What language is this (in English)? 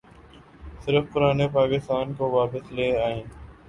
Urdu